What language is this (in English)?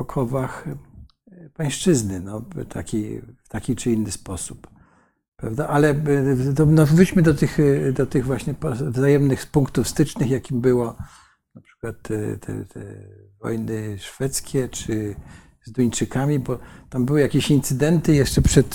Polish